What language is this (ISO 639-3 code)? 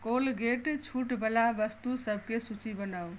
mai